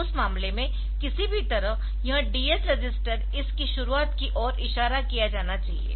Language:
Hindi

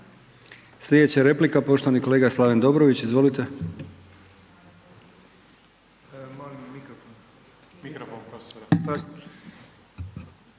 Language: Croatian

